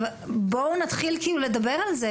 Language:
Hebrew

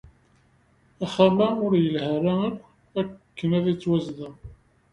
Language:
Kabyle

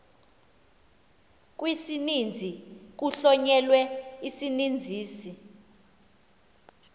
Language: Xhosa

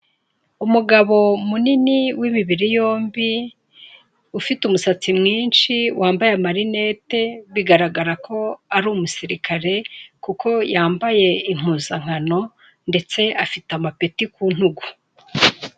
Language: Kinyarwanda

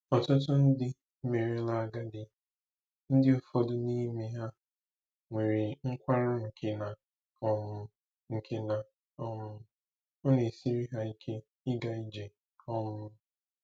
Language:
Igbo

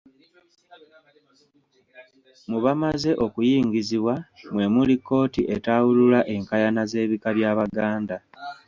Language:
Ganda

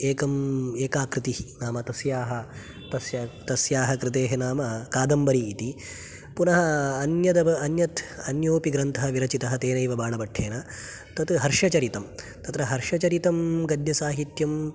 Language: Sanskrit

